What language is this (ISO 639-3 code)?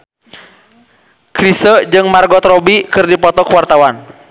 sun